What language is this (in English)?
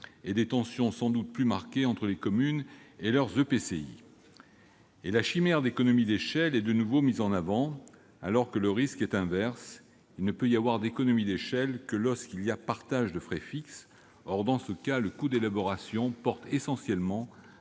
French